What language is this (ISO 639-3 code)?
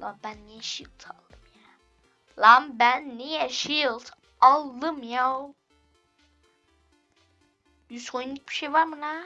tur